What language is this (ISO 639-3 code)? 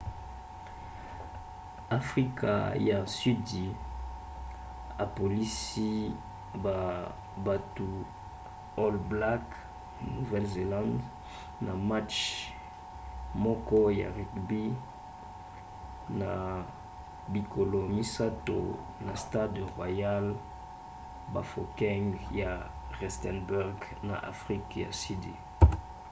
lin